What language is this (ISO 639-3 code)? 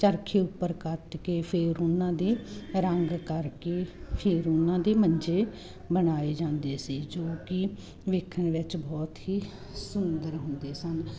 pan